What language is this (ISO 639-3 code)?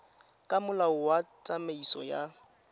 tsn